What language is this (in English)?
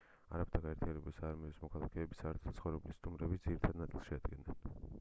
Georgian